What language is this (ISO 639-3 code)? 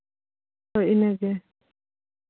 sat